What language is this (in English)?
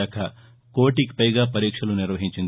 Telugu